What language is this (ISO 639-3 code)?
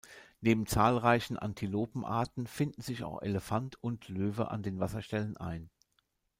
deu